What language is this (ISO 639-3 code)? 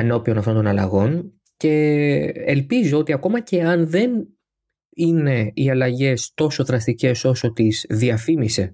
ell